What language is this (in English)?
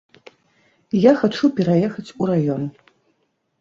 Belarusian